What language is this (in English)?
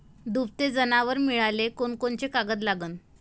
Marathi